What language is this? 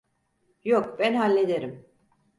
Turkish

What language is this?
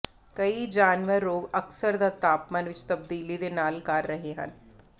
Punjabi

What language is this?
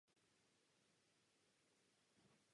Czech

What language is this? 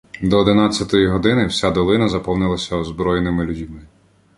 Ukrainian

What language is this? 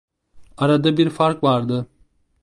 Turkish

